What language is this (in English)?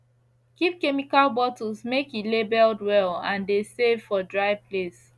Nigerian Pidgin